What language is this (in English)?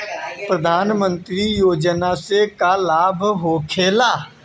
Bhojpuri